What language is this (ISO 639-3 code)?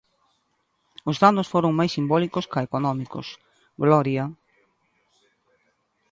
glg